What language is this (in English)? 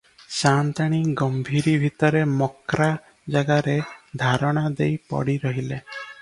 Odia